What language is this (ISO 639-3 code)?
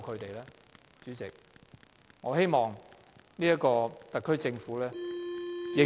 yue